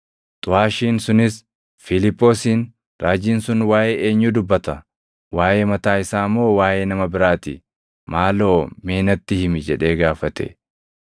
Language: Oromo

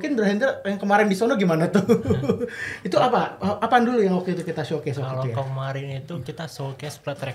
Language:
Indonesian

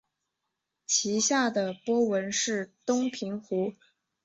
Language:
Chinese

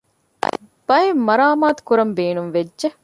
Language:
Divehi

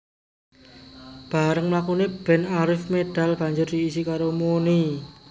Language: Javanese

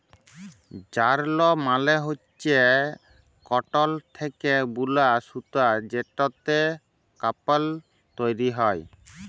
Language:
Bangla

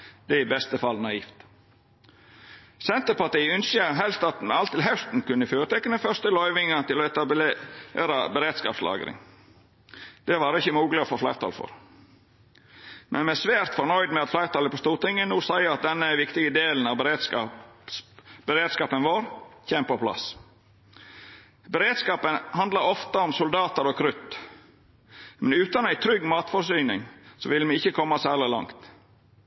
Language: Norwegian Nynorsk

